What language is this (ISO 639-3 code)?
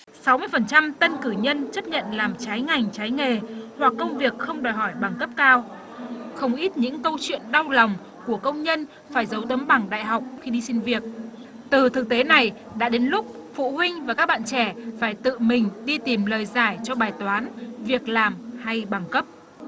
vie